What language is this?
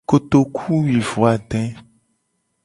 Gen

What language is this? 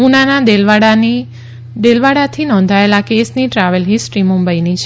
Gujarati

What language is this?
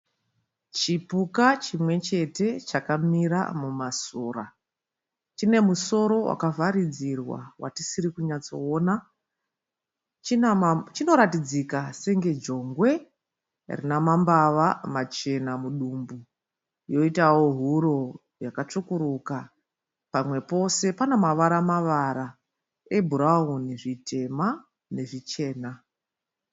Shona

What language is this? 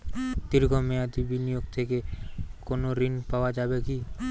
Bangla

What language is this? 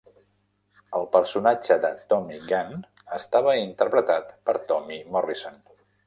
Catalan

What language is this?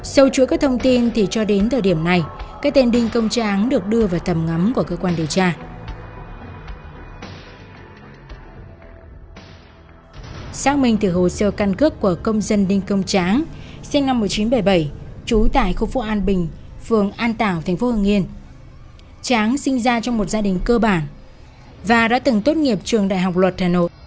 Vietnamese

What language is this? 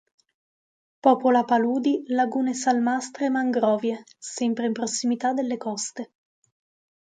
Italian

